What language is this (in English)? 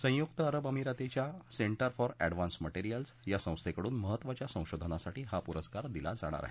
Marathi